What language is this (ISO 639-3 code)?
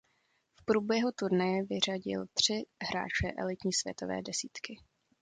ces